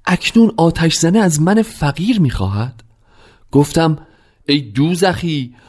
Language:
Persian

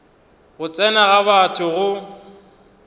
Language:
Northern Sotho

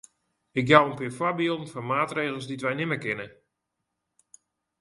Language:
Western Frisian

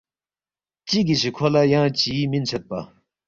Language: Balti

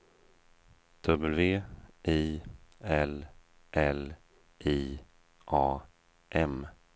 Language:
Swedish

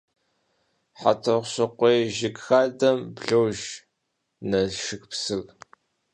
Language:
Kabardian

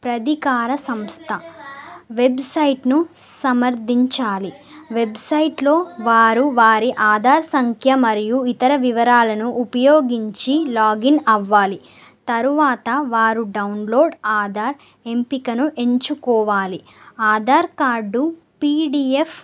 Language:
Telugu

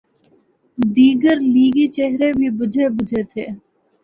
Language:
Urdu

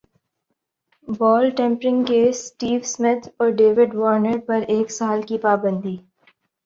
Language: Urdu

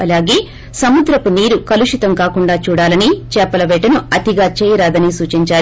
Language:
Telugu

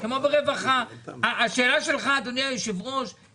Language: Hebrew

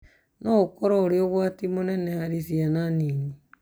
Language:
Kikuyu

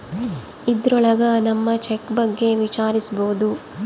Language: Kannada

